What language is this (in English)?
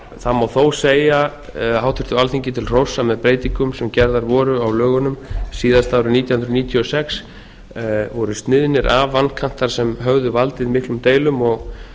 Icelandic